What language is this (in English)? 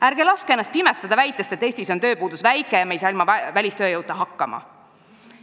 Estonian